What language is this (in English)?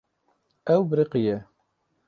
Kurdish